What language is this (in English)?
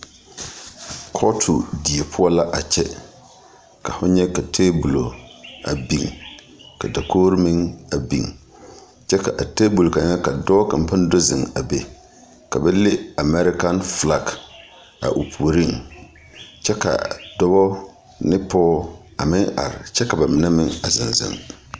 Southern Dagaare